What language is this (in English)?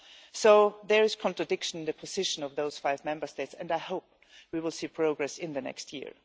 English